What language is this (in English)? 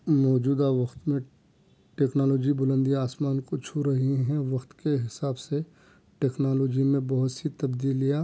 Urdu